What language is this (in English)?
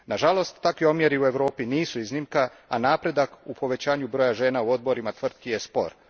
Croatian